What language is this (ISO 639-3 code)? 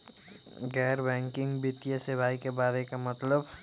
mag